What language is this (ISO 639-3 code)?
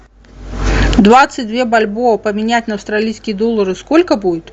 rus